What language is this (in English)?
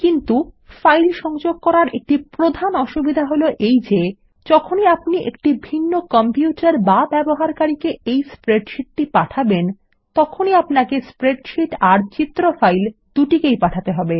Bangla